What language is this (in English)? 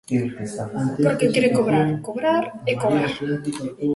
Galician